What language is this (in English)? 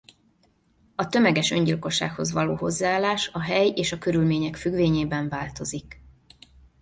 Hungarian